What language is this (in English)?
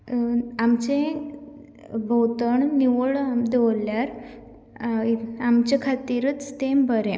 Konkani